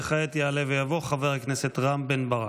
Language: Hebrew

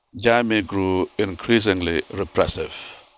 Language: English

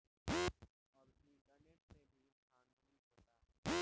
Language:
Bhojpuri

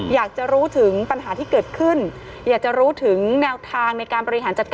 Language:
Thai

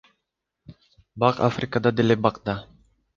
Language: Kyrgyz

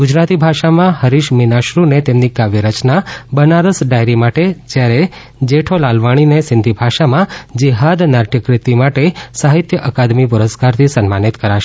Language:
Gujarati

